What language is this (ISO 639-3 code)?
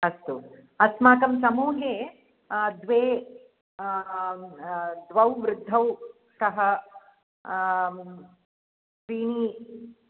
san